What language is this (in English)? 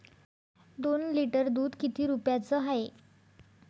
Marathi